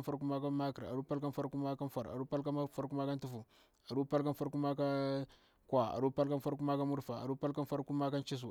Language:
Bura-Pabir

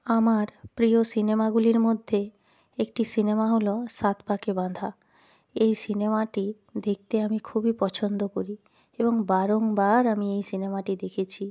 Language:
Bangla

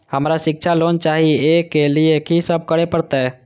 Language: Maithili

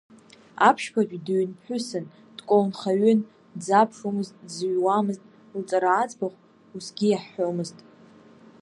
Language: Abkhazian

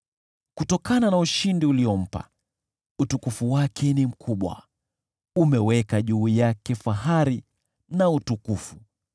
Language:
Swahili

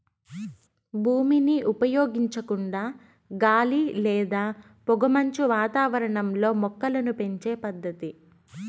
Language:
Telugu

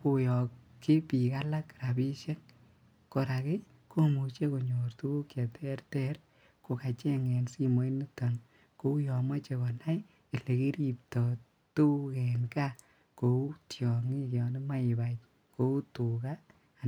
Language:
Kalenjin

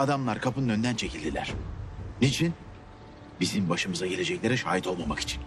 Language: Turkish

